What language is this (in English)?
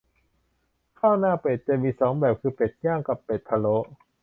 Thai